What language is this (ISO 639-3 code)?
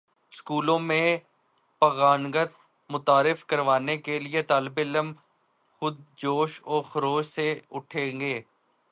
urd